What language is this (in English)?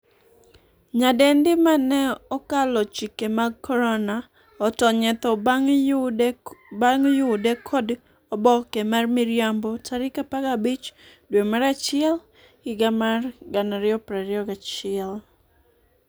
Luo (Kenya and Tanzania)